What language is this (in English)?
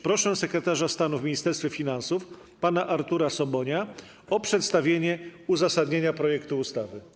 Polish